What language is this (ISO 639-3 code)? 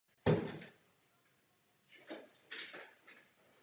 ces